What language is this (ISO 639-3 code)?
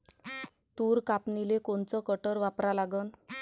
mar